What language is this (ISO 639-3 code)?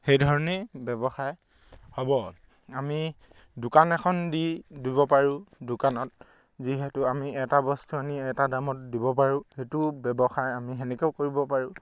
asm